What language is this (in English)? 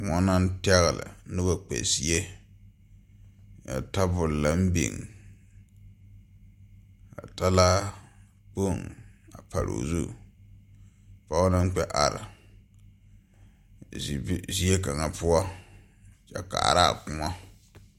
Southern Dagaare